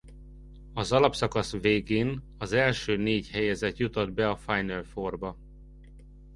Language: Hungarian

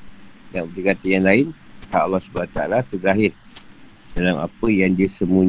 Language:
Malay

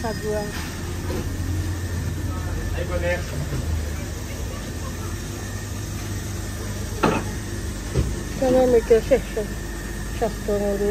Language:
Bangla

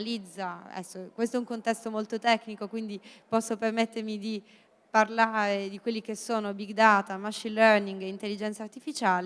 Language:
Italian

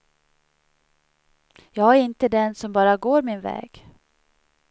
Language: Swedish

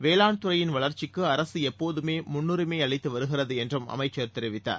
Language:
Tamil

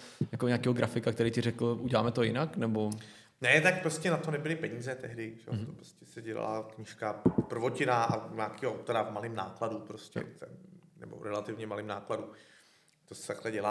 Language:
Czech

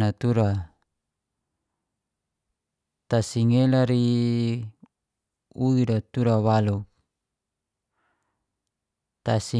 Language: Geser-Gorom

